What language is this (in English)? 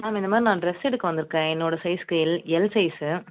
Tamil